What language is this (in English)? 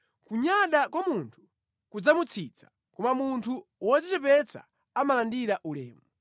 Nyanja